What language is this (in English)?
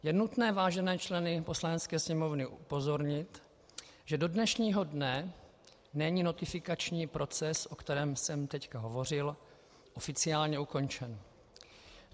Czech